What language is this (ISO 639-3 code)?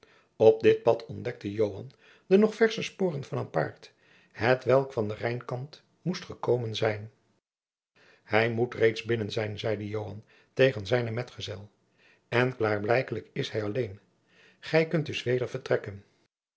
nld